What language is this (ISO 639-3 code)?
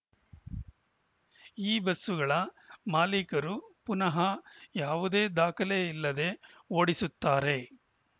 kan